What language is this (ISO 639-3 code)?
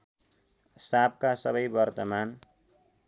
nep